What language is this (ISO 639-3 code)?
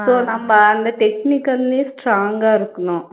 tam